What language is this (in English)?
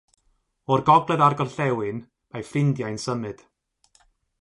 Welsh